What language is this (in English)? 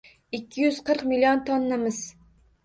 Uzbek